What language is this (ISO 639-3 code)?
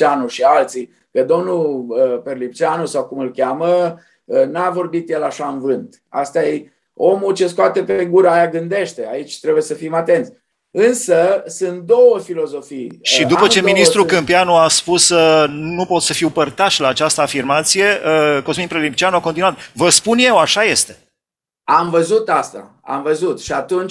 ron